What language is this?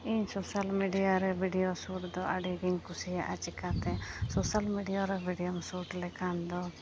Santali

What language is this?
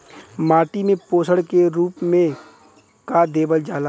Bhojpuri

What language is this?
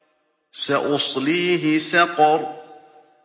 Arabic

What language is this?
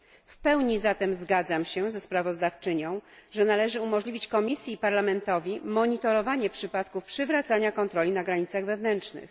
Polish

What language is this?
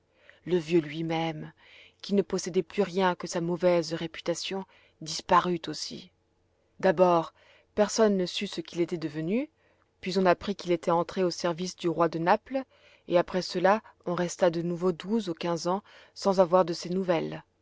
French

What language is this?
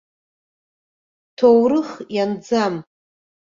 Abkhazian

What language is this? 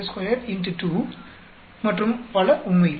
Tamil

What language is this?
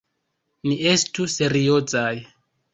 Esperanto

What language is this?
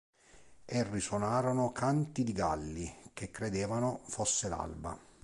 Italian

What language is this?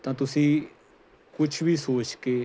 Punjabi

